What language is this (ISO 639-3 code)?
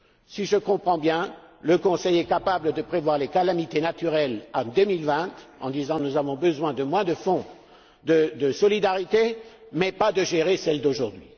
fra